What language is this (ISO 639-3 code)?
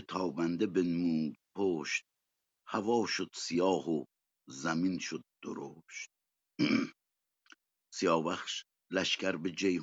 fas